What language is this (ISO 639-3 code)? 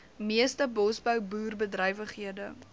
afr